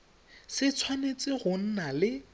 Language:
Tswana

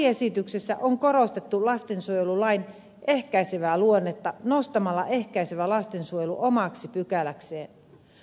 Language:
Finnish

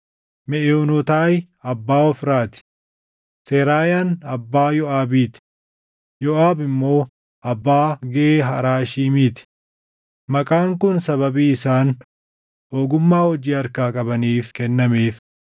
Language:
Oromo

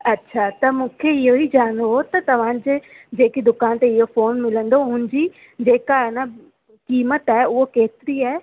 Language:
Sindhi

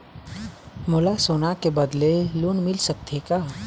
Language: Chhattisgarhi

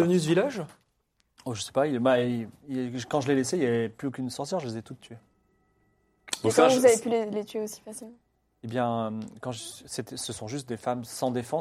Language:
French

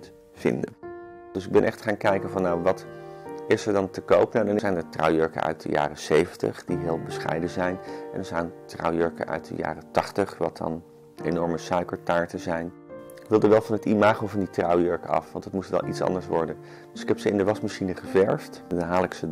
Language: Dutch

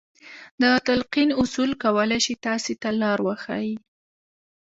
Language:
Pashto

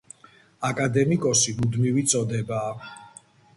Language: Georgian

